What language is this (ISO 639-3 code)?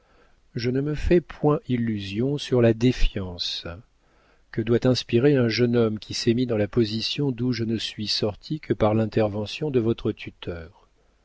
fra